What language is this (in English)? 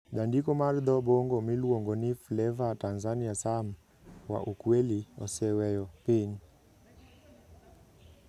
Luo (Kenya and Tanzania)